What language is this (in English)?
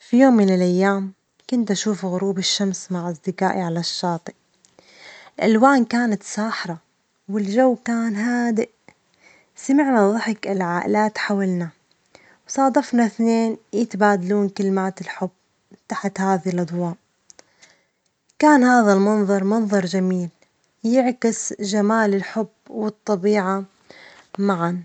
Omani Arabic